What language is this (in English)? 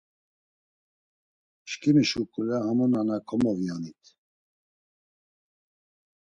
Laz